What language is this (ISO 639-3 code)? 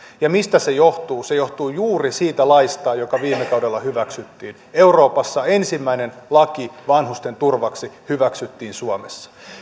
fin